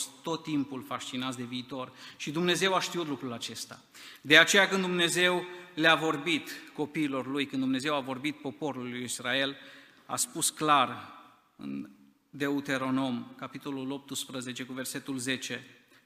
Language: Romanian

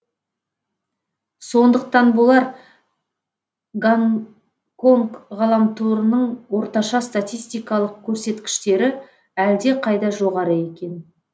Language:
Kazakh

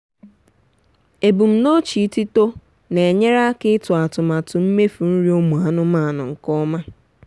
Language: Igbo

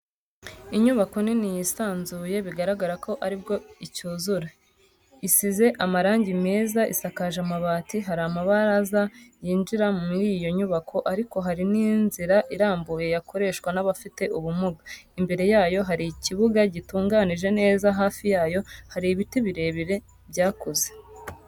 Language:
Kinyarwanda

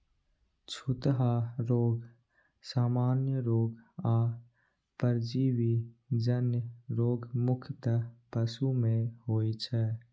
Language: Maithili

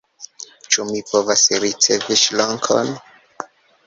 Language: Esperanto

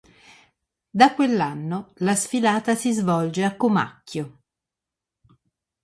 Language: Italian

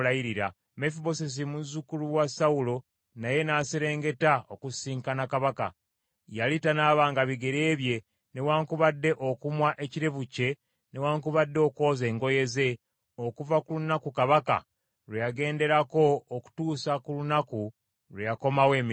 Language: Ganda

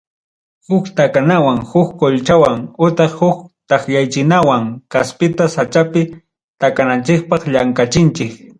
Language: Ayacucho Quechua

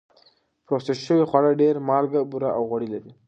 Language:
Pashto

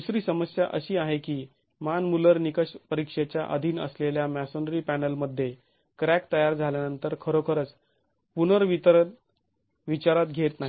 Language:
Marathi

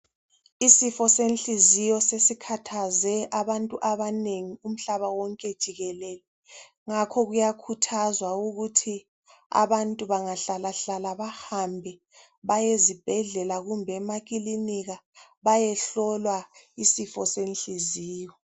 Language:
North Ndebele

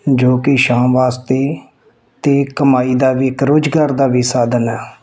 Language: Punjabi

